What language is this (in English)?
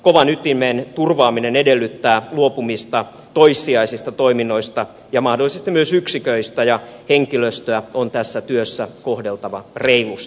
Finnish